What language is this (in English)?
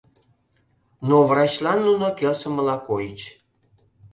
Mari